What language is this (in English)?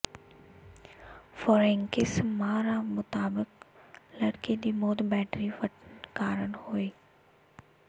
Punjabi